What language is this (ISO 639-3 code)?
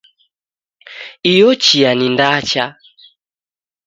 dav